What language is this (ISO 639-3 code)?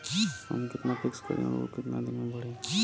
bho